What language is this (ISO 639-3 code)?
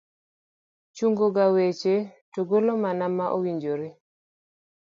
luo